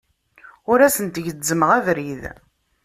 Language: Kabyle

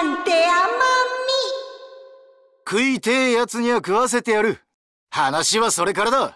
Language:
Japanese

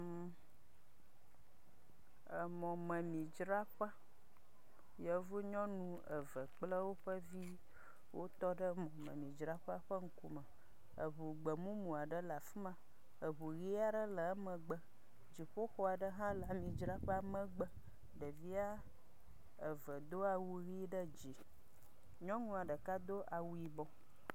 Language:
Ewe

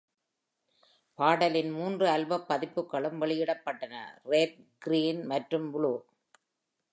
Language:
Tamil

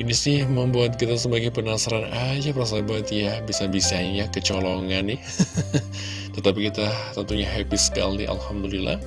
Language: Indonesian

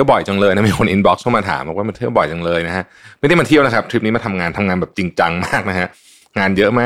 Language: Thai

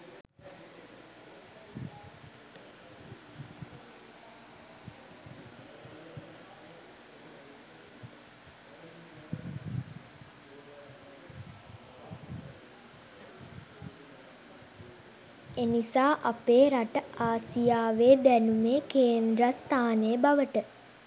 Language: Sinhala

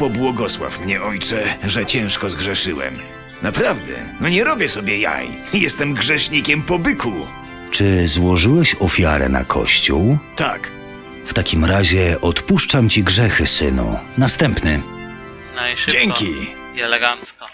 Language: Polish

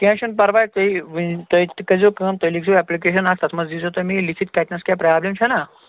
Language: Kashmiri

